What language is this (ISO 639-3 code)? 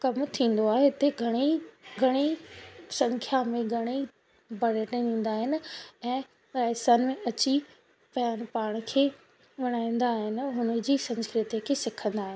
snd